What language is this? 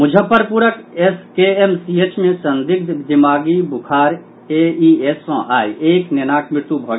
Maithili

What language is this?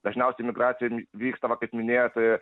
Lithuanian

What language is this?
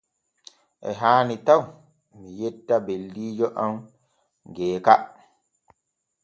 Borgu Fulfulde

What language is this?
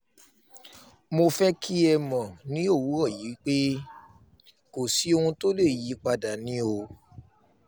Yoruba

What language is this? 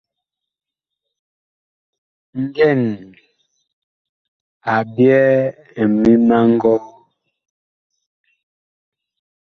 Bakoko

